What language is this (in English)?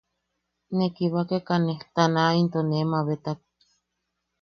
Yaqui